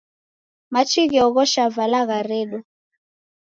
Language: Taita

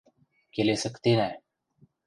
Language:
Western Mari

